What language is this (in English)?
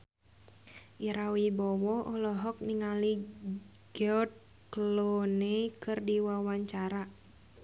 Sundanese